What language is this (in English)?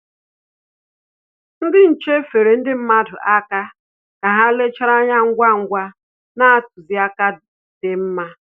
Igbo